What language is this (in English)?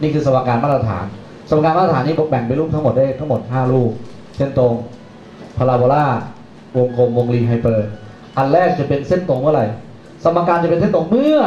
Thai